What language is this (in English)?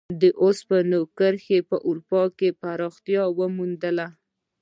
Pashto